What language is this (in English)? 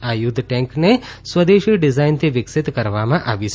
Gujarati